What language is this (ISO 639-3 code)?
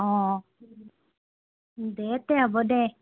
asm